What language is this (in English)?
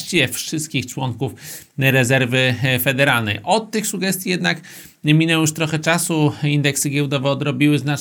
Polish